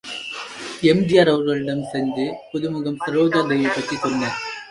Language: Tamil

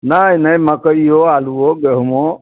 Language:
Maithili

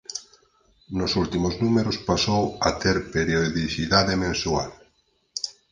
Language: Galician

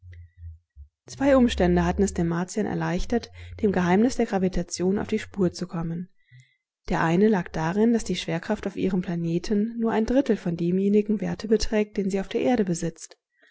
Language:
German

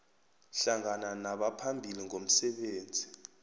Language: South Ndebele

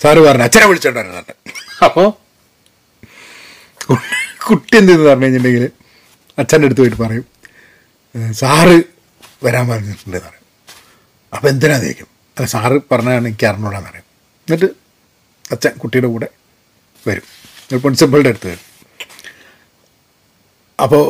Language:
Malayalam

